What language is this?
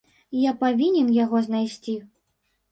Belarusian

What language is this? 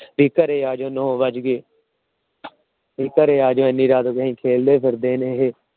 Punjabi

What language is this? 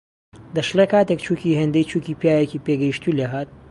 Central Kurdish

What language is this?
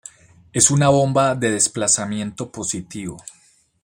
Spanish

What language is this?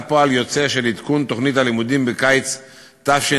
Hebrew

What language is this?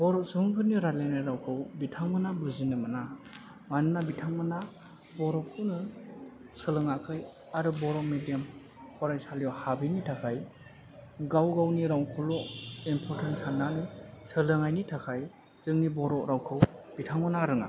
Bodo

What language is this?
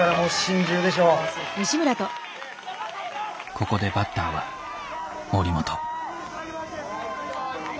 Japanese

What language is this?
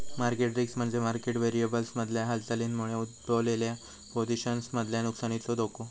Marathi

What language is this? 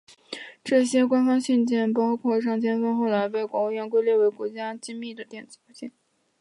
Chinese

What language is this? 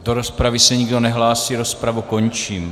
Czech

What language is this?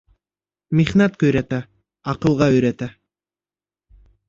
Bashkir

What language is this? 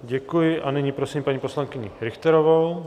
Czech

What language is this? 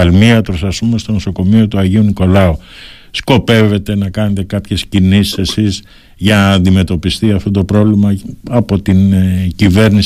Greek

